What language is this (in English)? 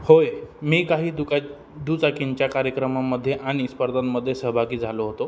Marathi